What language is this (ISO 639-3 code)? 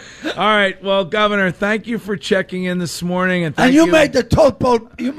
eng